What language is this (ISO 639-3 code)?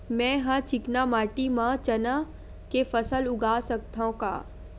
hne